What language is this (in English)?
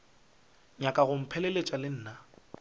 Northern Sotho